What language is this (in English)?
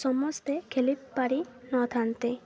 Odia